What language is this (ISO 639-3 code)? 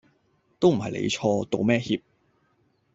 yue